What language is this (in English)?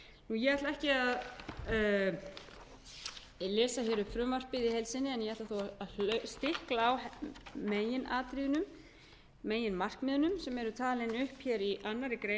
Icelandic